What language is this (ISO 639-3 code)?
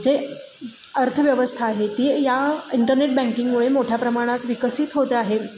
mar